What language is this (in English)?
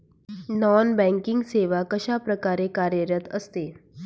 Marathi